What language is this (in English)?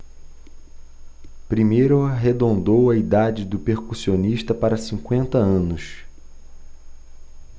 Portuguese